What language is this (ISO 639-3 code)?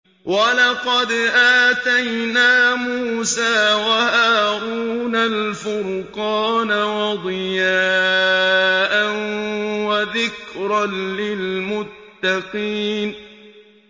ara